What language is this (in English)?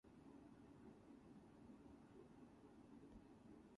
English